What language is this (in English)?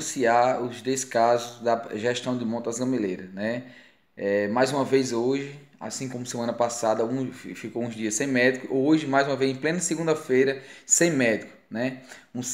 Portuguese